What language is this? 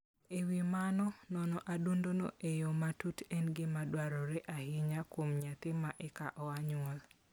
Luo (Kenya and Tanzania)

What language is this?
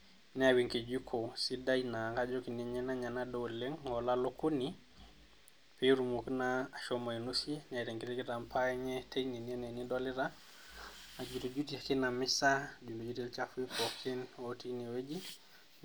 Masai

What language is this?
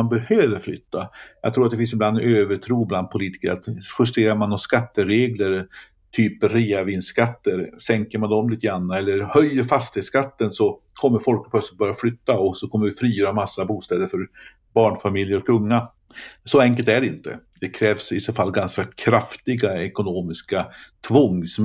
Swedish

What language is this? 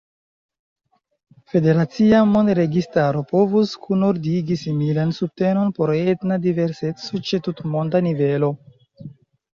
Esperanto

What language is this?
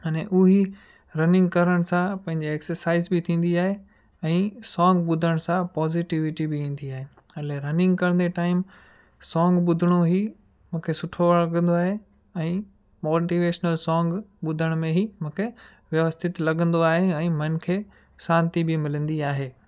Sindhi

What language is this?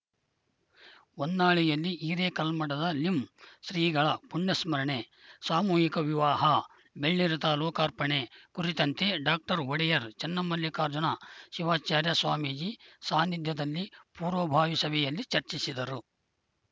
Kannada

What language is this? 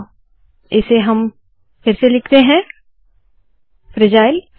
Hindi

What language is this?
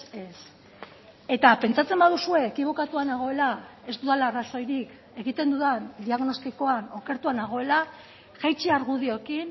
Basque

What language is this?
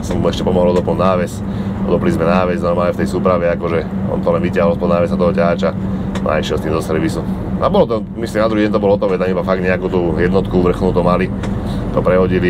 Slovak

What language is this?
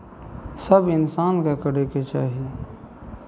Maithili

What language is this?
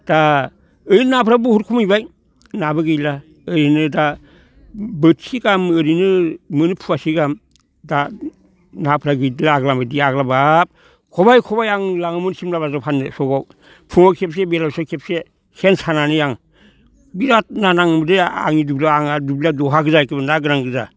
Bodo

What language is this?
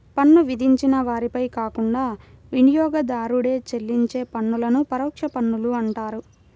Telugu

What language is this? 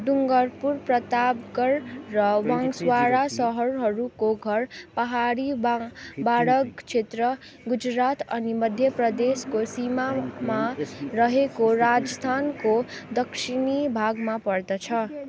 Nepali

